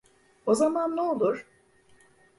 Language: Turkish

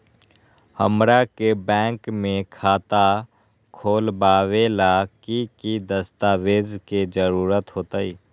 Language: Magahi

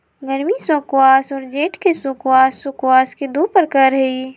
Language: Magahi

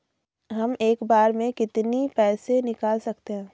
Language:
Hindi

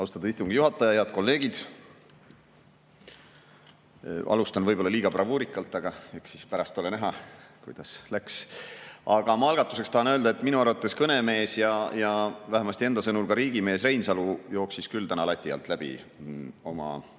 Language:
Estonian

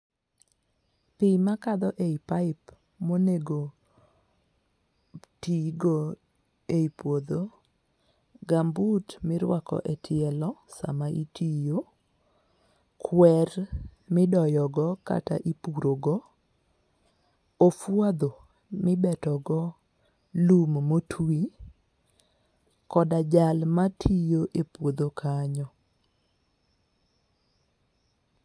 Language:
Luo (Kenya and Tanzania)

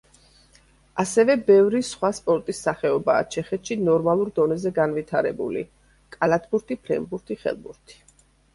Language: Georgian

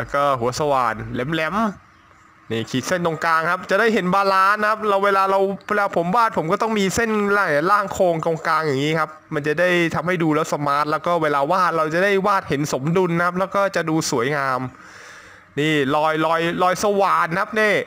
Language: Thai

